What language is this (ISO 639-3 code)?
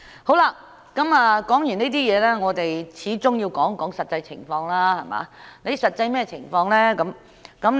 yue